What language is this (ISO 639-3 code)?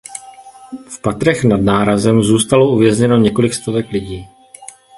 ces